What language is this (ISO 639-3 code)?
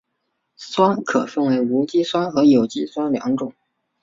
zho